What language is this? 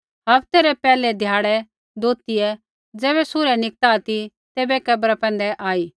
Kullu Pahari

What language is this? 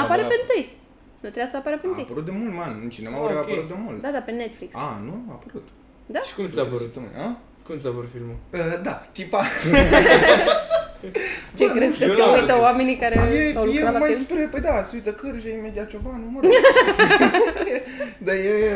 Romanian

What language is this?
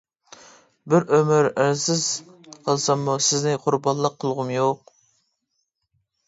Uyghur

